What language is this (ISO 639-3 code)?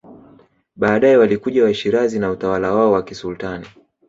swa